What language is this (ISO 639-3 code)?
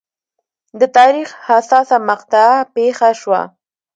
pus